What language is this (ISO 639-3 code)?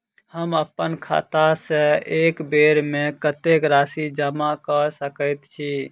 mai